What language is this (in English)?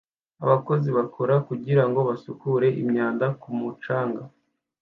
Kinyarwanda